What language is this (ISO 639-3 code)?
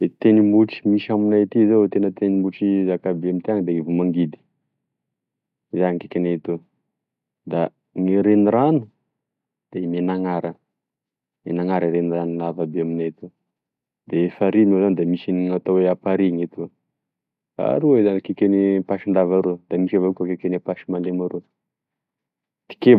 tkg